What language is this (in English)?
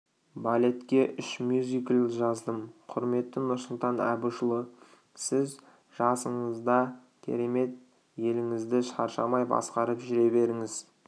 Kazakh